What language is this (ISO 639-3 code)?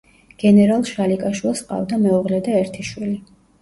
kat